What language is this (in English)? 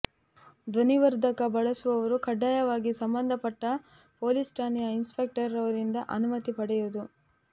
Kannada